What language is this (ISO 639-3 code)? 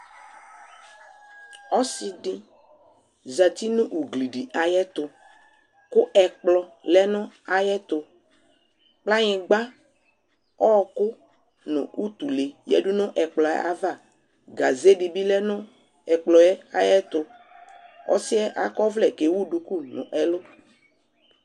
kpo